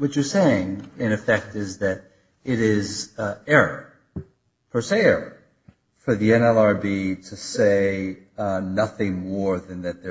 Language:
English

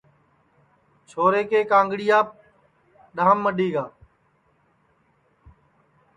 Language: Sansi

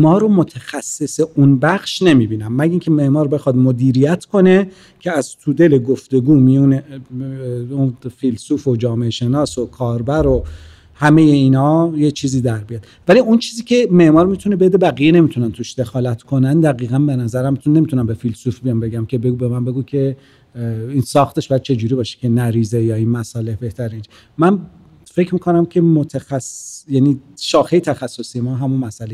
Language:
Persian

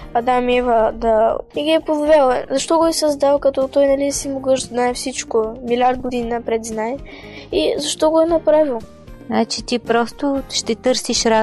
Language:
Bulgarian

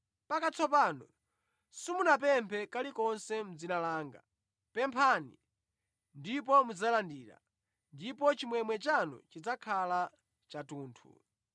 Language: Nyanja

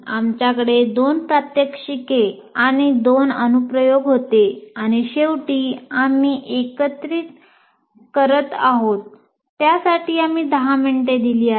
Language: Marathi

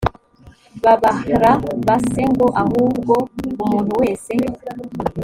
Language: Kinyarwanda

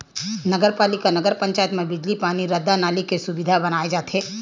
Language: Chhattisgarhi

